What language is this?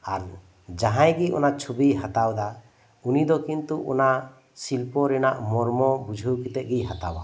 Santali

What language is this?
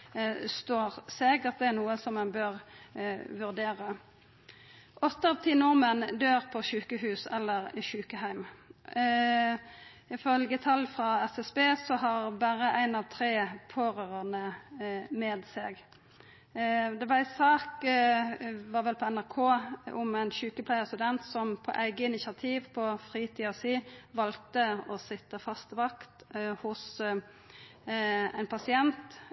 Norwegian Nynorsk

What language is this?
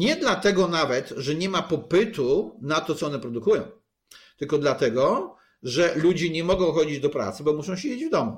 Polish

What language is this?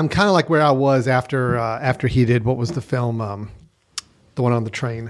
English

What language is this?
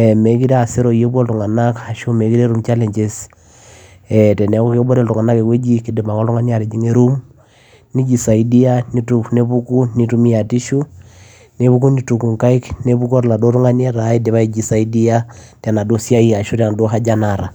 Masai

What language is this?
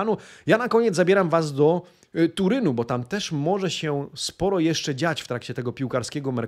Polish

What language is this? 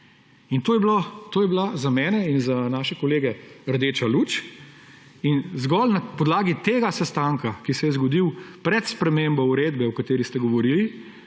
Slovenian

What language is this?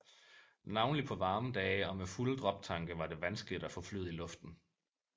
Danish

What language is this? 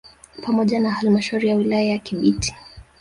Swahili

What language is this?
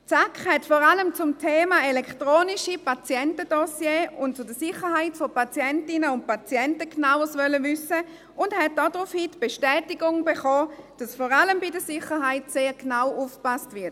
Swiss German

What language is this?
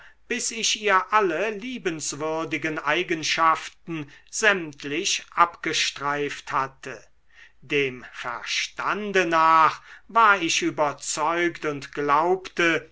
German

